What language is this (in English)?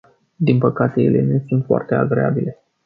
Romanian